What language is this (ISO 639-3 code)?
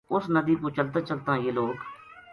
gju